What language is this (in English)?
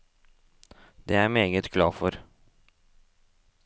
Norwegian